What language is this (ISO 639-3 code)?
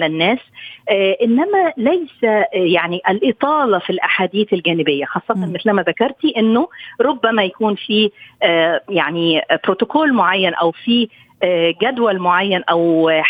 ara